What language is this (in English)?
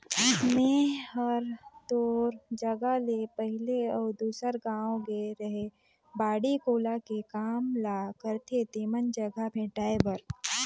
Chhattisgarhi